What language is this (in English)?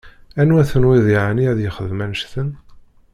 Kabyle